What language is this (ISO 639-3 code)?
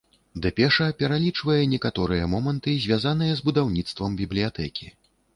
bel